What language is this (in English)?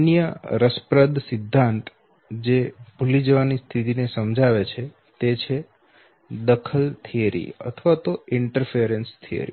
Gujarati